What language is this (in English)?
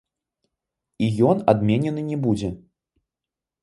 Belarusian